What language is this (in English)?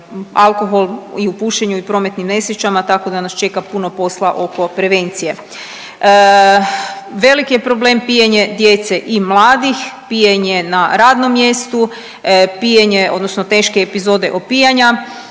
Croatian